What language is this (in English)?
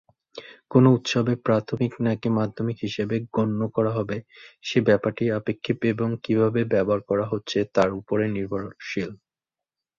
Bangla